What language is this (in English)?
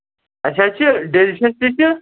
Kashmiri